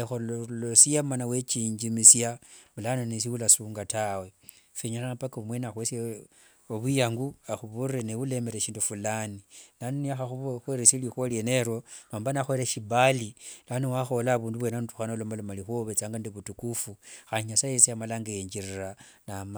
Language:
Wanga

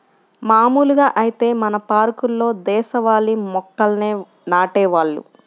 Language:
Telugu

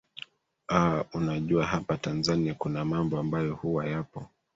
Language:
Swahili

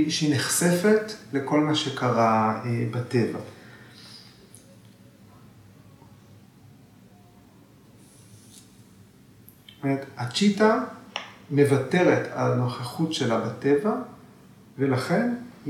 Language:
Hebrew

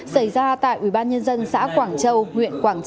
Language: Vietnamese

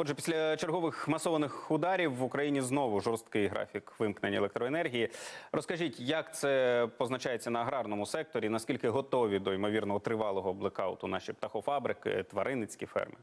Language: Ukrainian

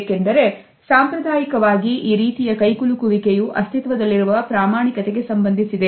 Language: Kannada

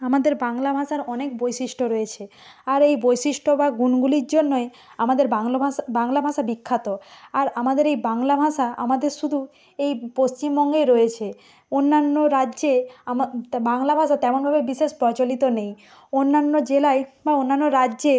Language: Bangla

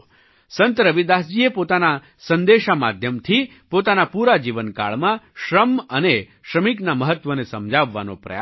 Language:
Gujarati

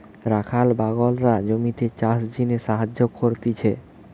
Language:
Bangla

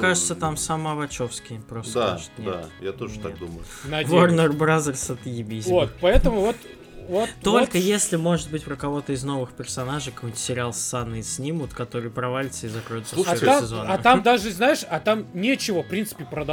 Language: Russian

